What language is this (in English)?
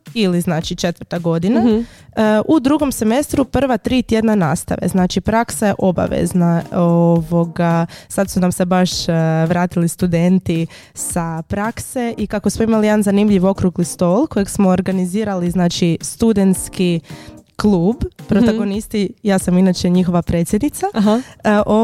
Croatian